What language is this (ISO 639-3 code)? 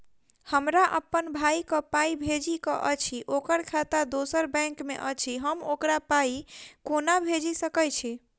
mai